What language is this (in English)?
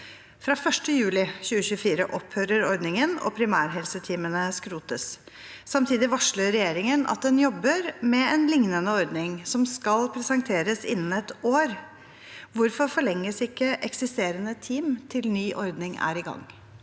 Norwegian